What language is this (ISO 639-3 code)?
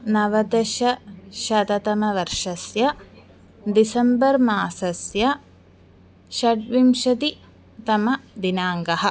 san